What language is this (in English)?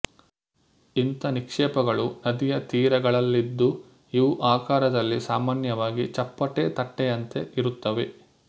Kannada